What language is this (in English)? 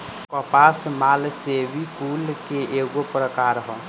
Bhojpuri